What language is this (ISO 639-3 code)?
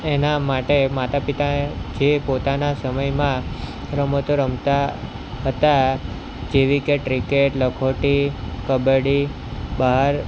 guj